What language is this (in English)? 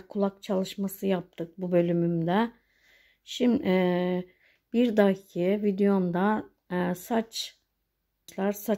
Turkish